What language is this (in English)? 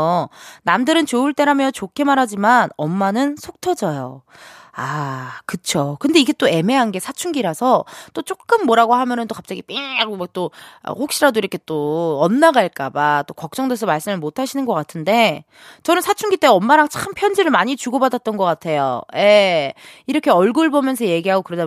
Korean